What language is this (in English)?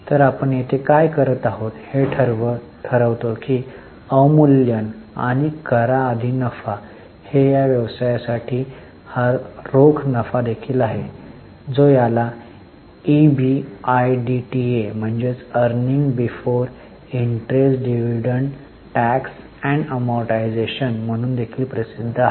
Marathi